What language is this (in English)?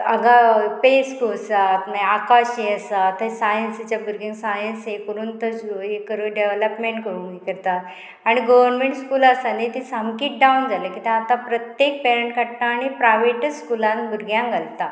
Konkani